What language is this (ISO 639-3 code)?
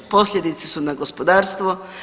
hrv